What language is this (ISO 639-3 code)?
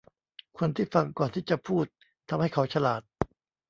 tha